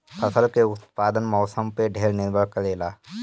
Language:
Bhojpuri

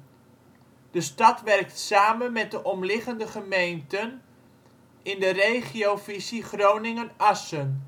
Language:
Dutch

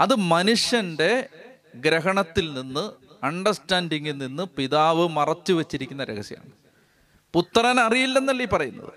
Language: Malayalam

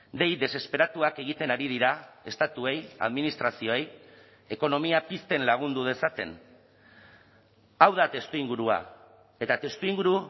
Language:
Basque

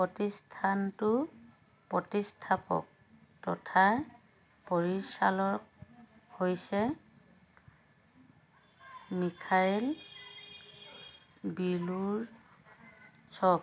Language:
Assamese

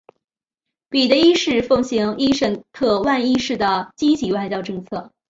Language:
Chinese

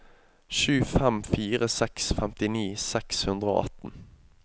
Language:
Norwegian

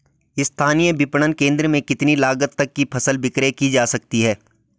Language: Hindi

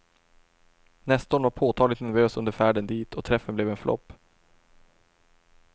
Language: Swedish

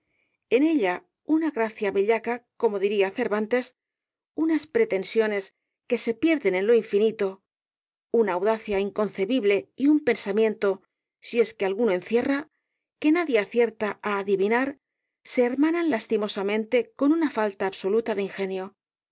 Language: Spanish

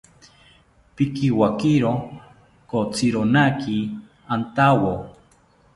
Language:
South Ucayali Ashéninka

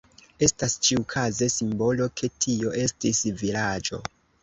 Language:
Esperanto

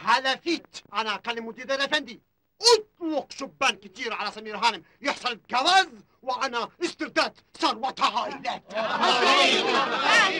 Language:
Arabic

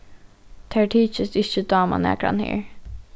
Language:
Faroese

